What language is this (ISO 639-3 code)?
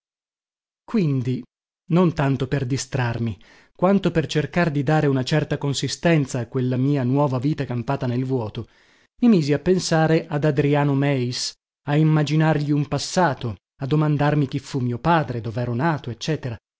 ita